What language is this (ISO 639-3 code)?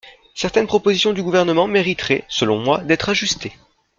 fra